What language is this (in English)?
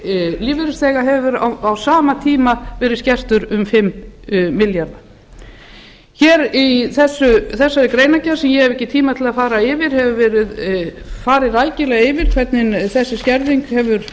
Icelandic